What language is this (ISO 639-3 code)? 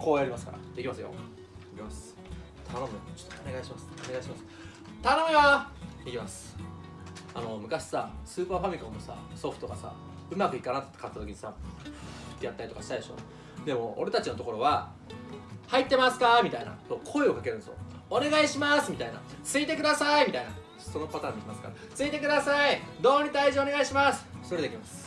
jpn